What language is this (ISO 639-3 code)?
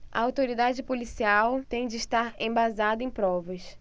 por